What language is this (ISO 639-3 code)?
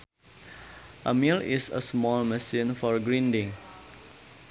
sun